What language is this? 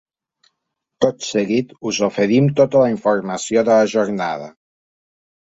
Catalan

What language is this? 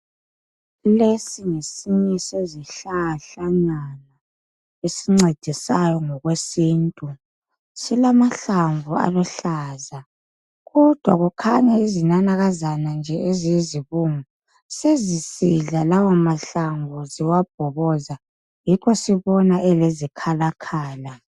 North Ndebele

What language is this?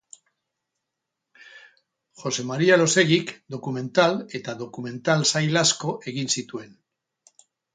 Basque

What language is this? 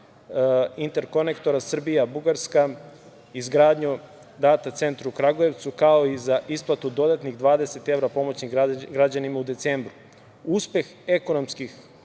Serbian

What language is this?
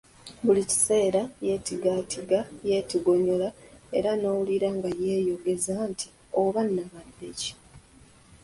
Ganda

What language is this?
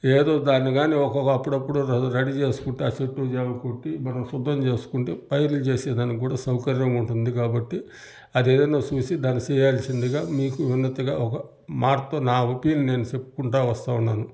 Telugu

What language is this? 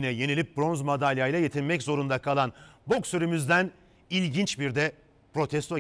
Turkish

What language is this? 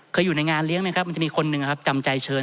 Thai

